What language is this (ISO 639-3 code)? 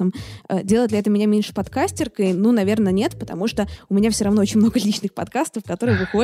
rus